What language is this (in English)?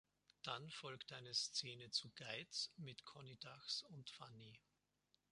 German